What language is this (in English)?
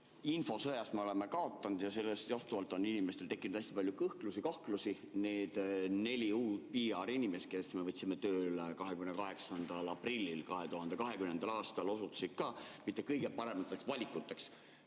Estonian